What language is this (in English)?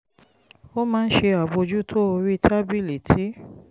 Yoruba